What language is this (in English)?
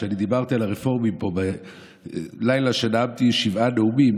Hebrew